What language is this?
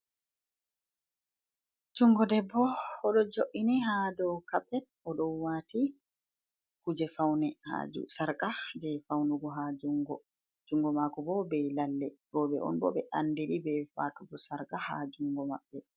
Fula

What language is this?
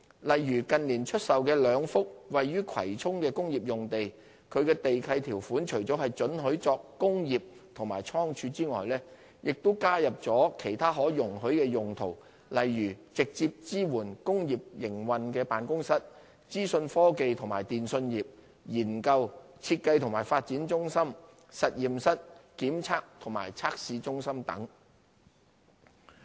Cantonese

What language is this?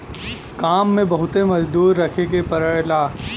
Bhojpuri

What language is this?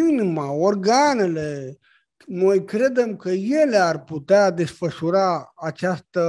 Romanian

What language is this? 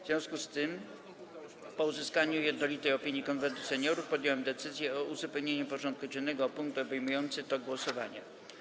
Polish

